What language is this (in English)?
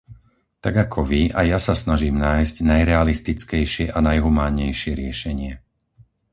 Slovak